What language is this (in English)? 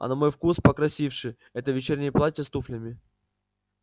Russian